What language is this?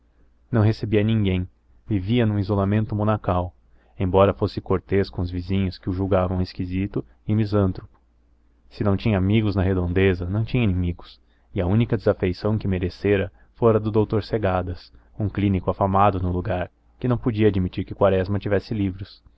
Portuguese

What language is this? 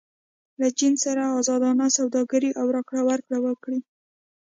Pashto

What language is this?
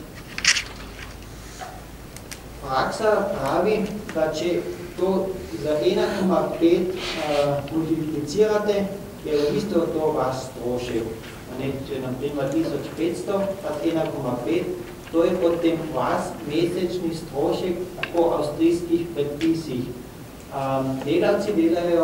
Romanian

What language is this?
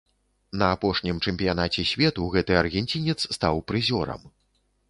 Belarusian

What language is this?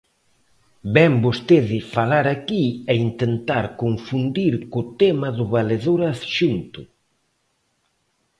Galician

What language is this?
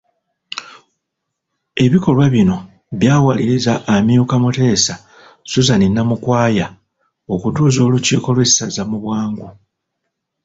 Ganda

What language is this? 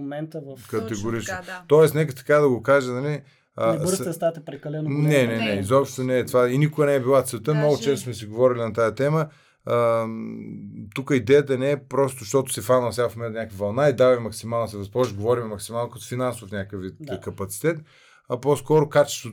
Bulgarian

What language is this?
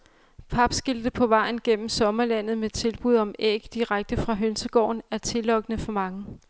Danish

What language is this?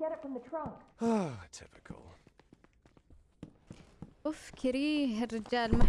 Arabic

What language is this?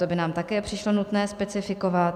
Czech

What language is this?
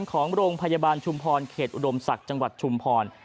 Thai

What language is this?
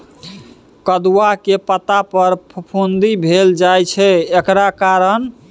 Maithili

